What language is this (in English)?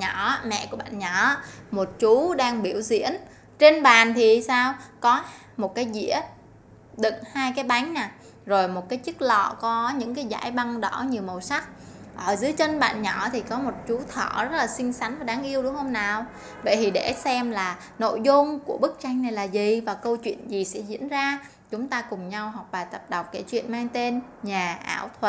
Vietnamese